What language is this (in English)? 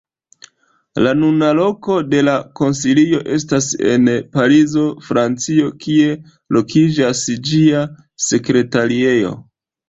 Esperanto